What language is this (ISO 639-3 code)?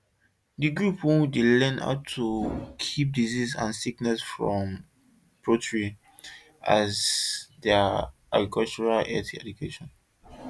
pcm